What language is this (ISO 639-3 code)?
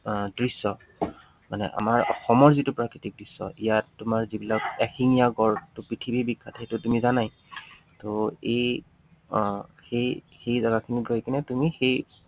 asm